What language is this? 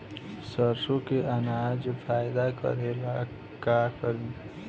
Bhojpuri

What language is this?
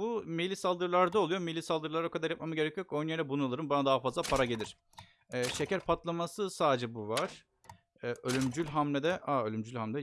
Turkish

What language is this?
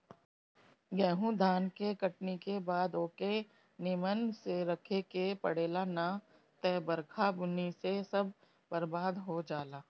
Bhojpuri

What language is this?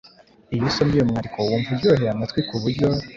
Kinyarwanda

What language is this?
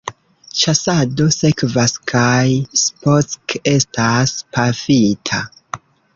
Esperanto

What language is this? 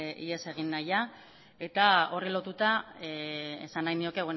Basque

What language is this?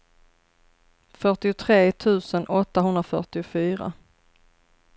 Swedish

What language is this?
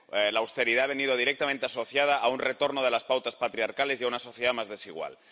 Spanish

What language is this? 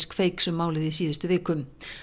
Icelandic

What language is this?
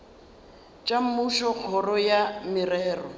Northern Sotho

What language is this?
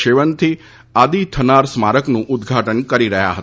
Gujarati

